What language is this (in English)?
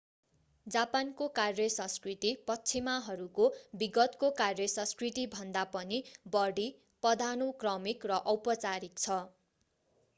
Nepali